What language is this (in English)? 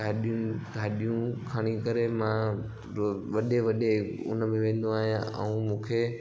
Sindhi